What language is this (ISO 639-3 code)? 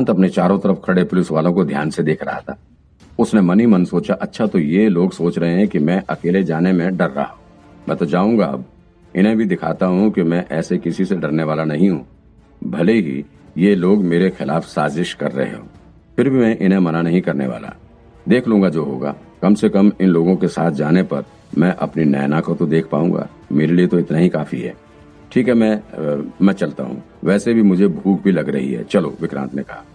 hin